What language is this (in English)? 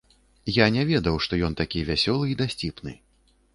Belarusian